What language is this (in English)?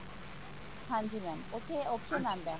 Punjabi